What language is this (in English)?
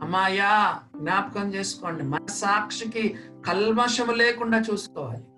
Telugu